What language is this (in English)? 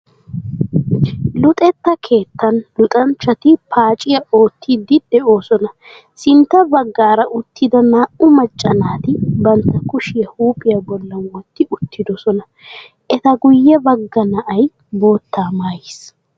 Wolaytta